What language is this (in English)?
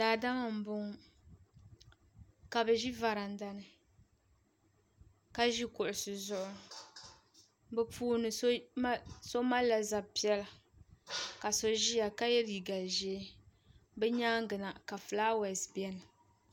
Dagbani